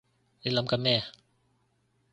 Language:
Cantonese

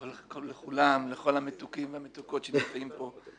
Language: Hebrew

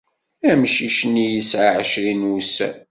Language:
Kabyle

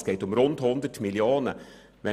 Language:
Swiss German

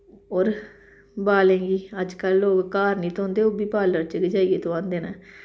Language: Dogri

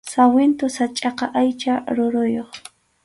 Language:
Arequipa-La Unión Quechua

